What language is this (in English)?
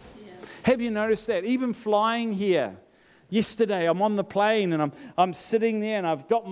English